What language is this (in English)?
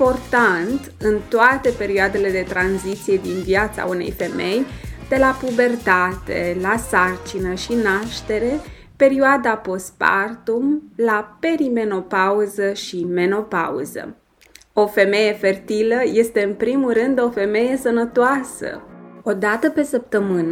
Romanian